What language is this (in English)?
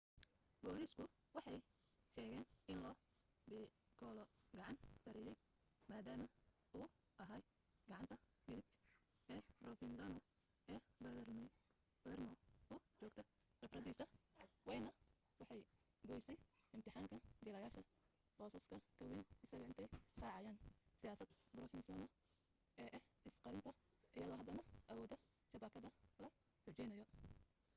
Somali